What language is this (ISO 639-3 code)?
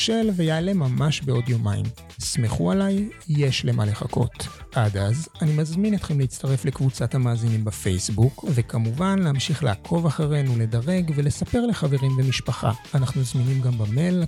heb